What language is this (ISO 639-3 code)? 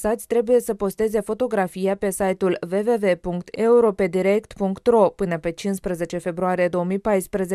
ron